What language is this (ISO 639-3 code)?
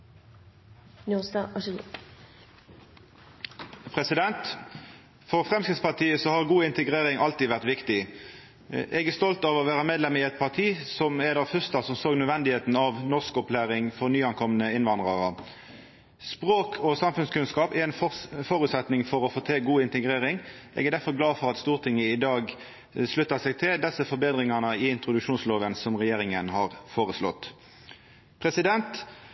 nno